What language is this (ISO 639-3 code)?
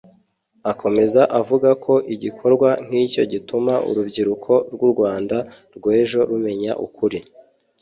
kin